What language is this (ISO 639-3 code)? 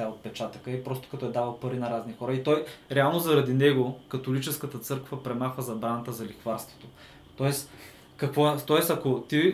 bul